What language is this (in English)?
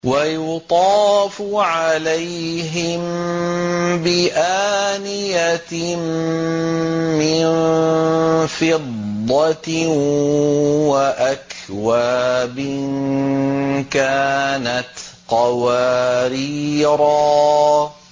Arabic